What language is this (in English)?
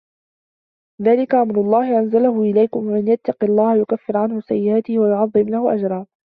Arabic